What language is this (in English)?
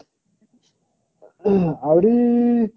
Odia